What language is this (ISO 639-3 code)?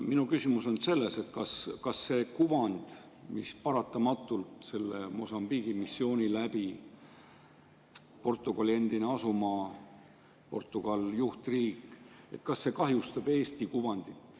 est